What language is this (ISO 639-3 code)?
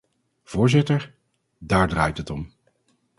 nld